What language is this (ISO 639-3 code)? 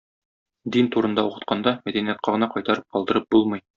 tat